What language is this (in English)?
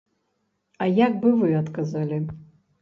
Belarusian